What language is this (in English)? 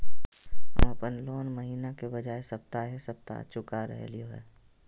Magahi